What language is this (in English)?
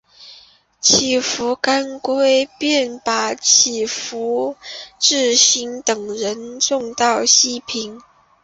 Chinese